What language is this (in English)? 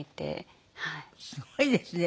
Japanese